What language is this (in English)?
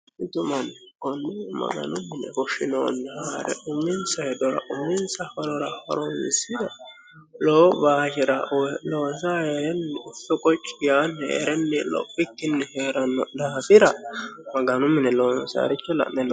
Sidamo